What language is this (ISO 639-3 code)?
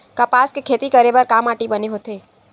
hne